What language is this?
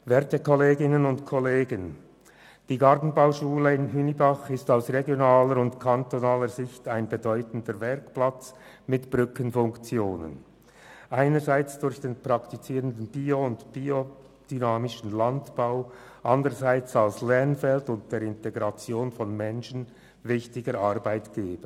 Swiss German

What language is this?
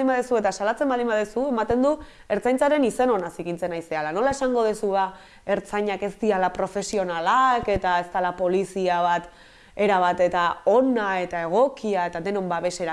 Spanish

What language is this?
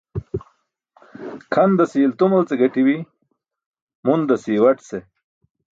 Burushaski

